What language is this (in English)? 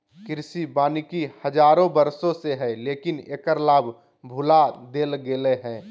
Magahi